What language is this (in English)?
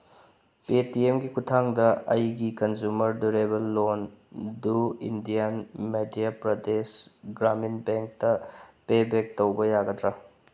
Manipuri